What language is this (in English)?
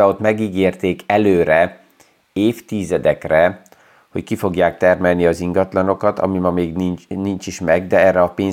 Hungarian